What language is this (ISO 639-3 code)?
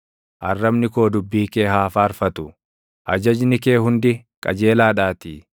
orm